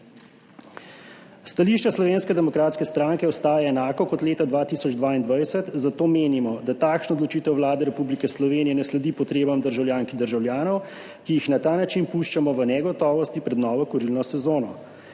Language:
Slovenian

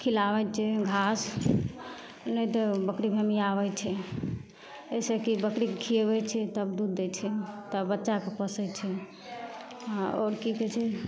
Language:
Maithili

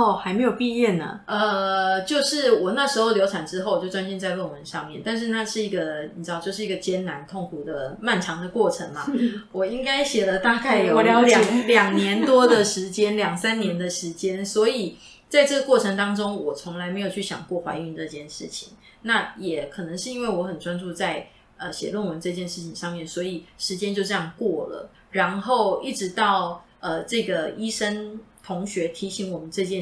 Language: Chinese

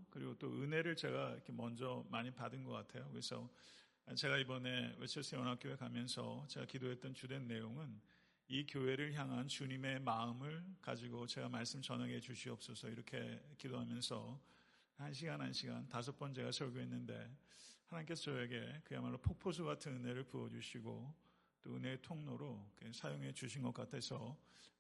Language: Korean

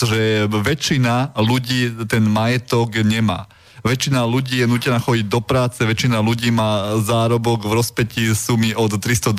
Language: Slovak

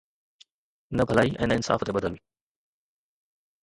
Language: Sindhi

